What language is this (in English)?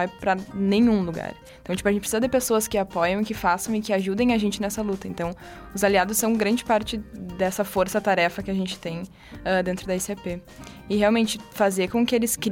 Portuguese